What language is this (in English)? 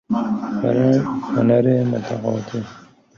Persian